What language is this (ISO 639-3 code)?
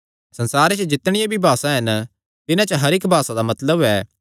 xnr